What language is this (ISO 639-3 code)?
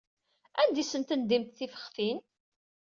kab